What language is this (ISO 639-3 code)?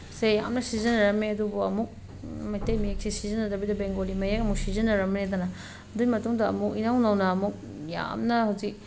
mni